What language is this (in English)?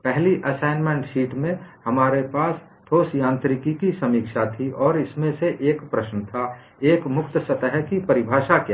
Hindi